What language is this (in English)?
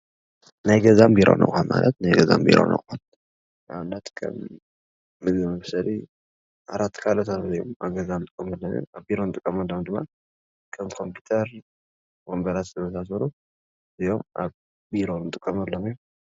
Tigrinya